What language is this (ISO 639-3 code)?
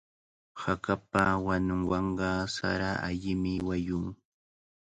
qvl